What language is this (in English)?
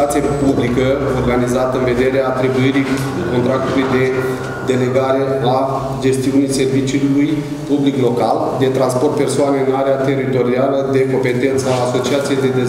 Romanian